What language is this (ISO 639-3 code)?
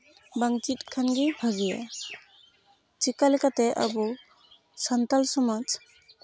sat